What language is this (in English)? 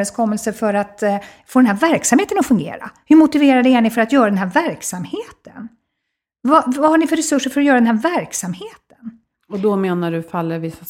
Swedish